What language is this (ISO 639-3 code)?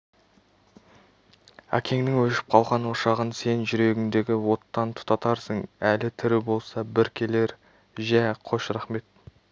kaz